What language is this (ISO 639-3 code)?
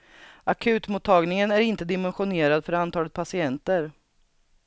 swe